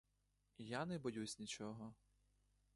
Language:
Ukrainian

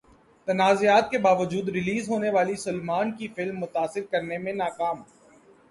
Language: Urdu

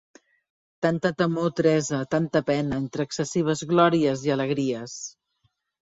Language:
Catalan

